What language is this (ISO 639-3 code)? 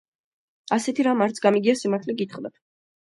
kat